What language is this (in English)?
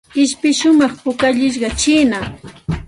Santa Ana de Tusi Pasco Quechua